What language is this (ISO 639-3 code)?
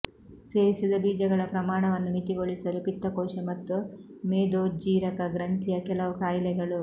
kan